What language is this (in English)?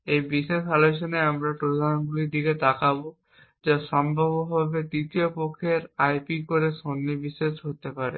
Bangla